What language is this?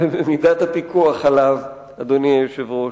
Hebrew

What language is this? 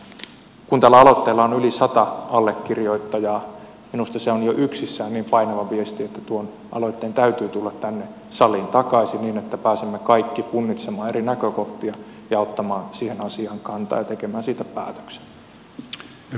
Finnish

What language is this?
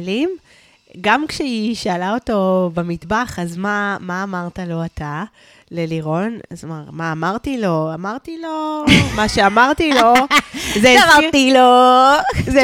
Hebrew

